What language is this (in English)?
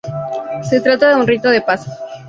Spanish